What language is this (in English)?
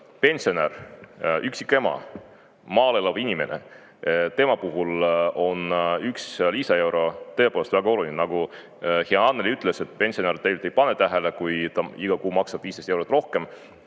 Estonian